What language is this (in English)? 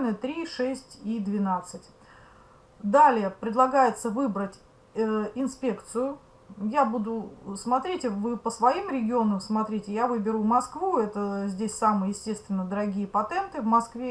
Russian